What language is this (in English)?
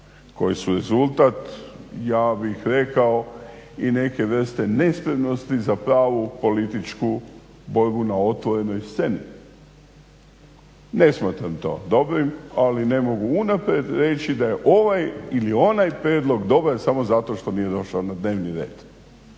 Croatian